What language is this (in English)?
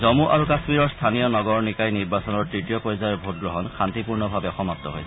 Assamese